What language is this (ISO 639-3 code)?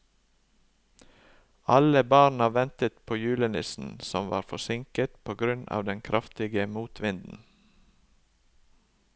nor